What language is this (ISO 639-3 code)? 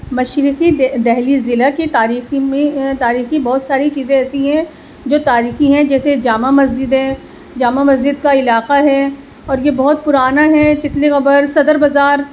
urd